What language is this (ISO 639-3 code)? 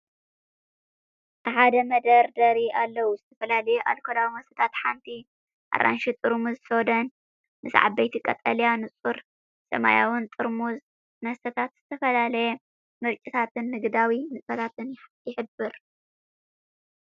tir